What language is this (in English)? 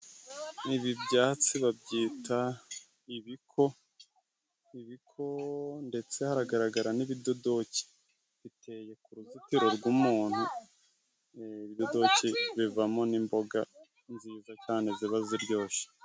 Kinyarwanda